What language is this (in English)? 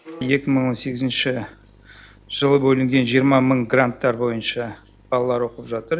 Kazakh